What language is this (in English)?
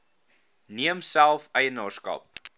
Afrikaans